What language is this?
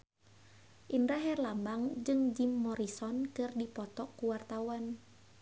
Sundanese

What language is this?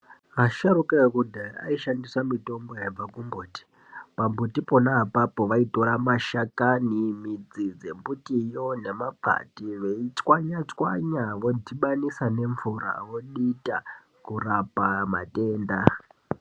Ndau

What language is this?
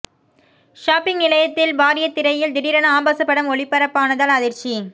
Tamil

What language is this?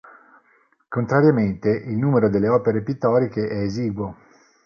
Italian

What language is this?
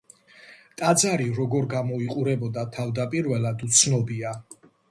Georgian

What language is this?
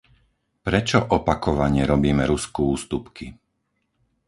Slovak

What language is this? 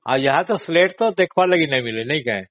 Odia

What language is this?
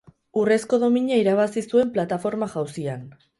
Basque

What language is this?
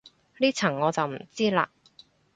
Cantonese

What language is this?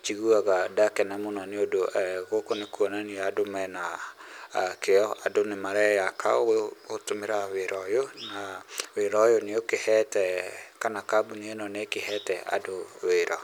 Kikuyu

